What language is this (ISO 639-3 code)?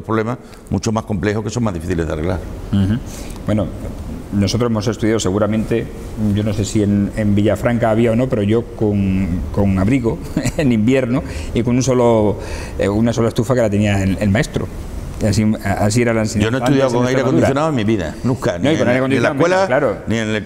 spa